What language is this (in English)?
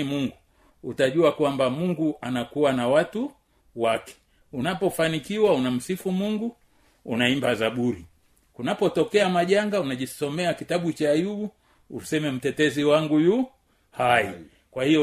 Swahili